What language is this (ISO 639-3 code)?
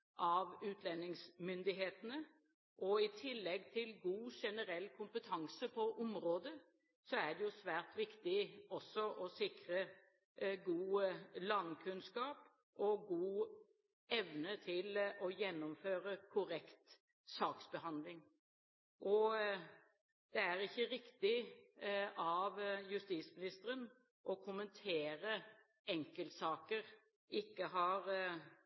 nob